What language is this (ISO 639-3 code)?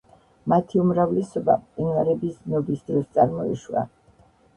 kat